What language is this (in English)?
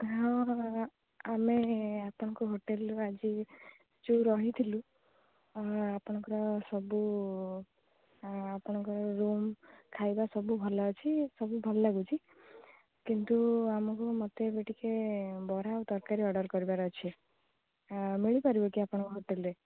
Odia